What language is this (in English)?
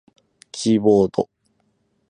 Japanese